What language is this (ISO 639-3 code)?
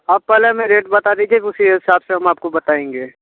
hin